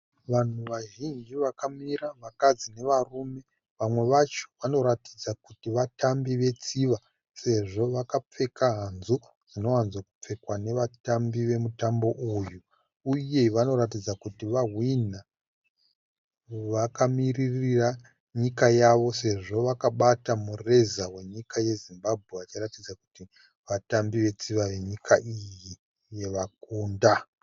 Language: Shona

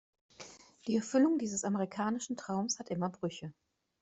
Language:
German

